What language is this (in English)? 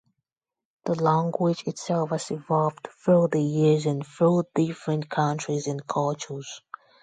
English